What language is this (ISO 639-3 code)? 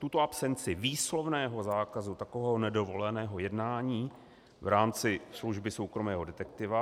ces